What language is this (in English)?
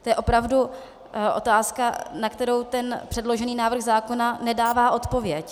Czech